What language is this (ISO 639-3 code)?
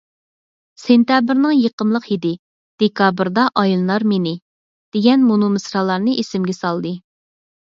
uig